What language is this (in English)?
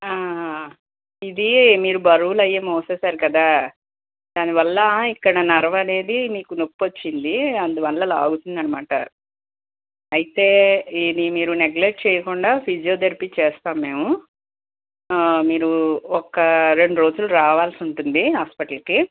Telugu